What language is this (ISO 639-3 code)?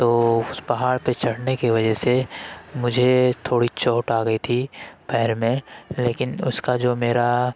urd